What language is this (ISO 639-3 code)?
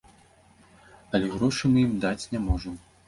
bel